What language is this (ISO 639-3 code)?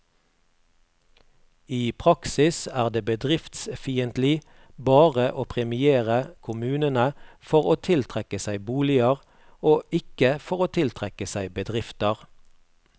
nor